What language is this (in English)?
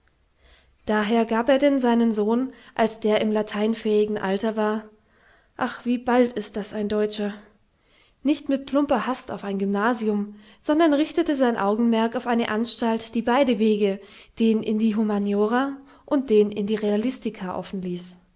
German